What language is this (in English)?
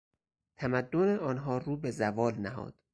Persian